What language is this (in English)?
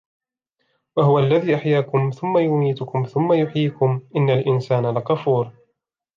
Arabic